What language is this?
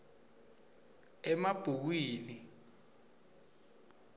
Swati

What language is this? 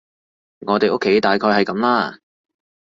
Cantonese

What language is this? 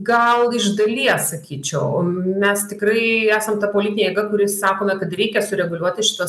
Lithuanian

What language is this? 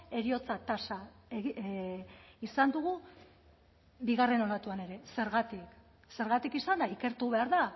Basque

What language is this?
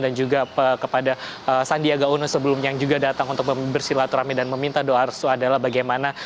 Indonesian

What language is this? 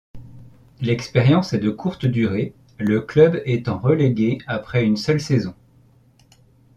French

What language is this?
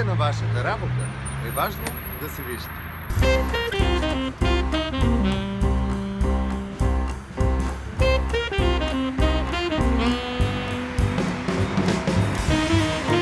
Bulgarian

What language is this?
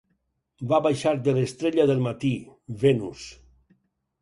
Catalan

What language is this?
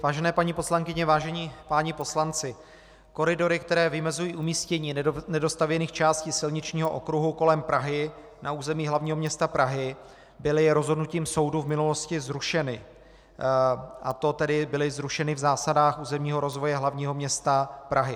Czech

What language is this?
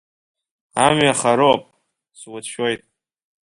Abkhazian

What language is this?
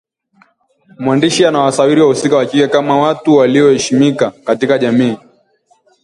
Swahili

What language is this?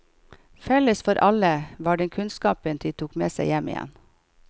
Norwegian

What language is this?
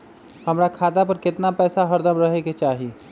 Magahi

